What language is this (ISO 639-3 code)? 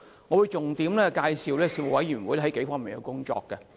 yue